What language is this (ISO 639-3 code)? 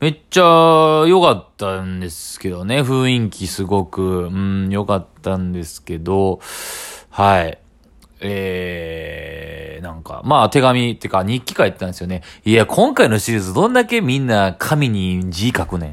jpn